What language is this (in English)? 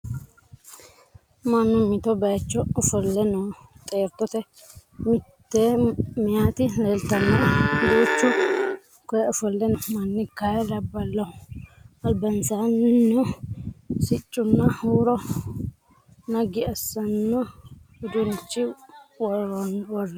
Sidamo